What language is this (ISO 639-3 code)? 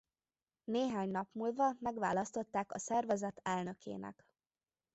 hun